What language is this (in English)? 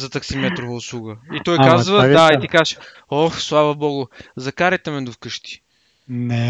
Bulgarian